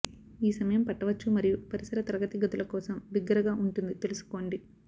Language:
Telugu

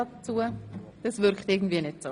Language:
Swiss German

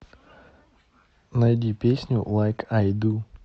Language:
Russian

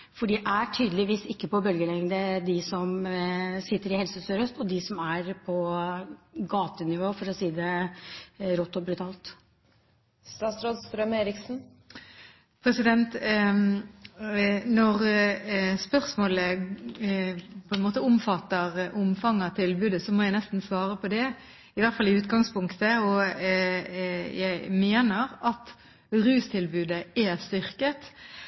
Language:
Norwegian Bokmål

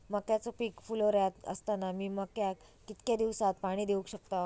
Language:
Marathi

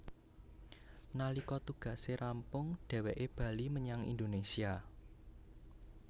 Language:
Javanese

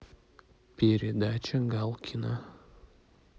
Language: Russian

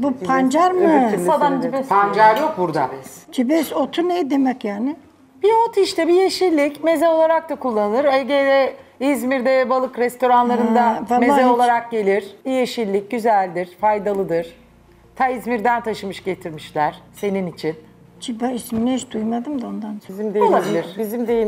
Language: Turkish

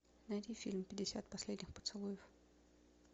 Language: Russian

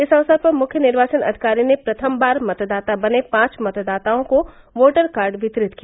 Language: Hindi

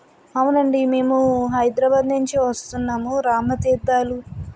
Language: Telugu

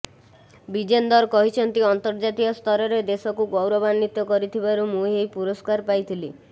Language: Odia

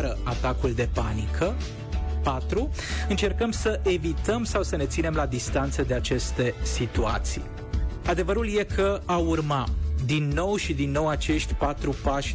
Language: Romanian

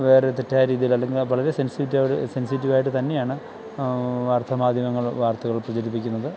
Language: Malayalam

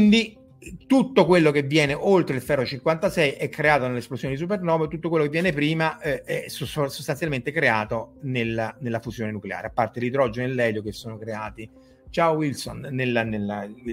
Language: Italian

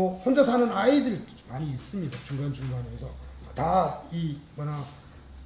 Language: Korean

